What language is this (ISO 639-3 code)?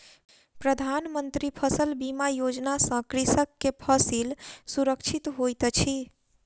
mai